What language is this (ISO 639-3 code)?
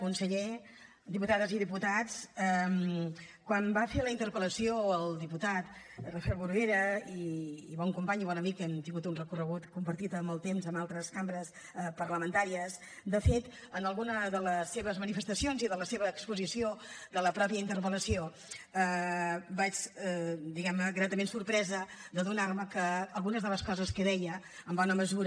cat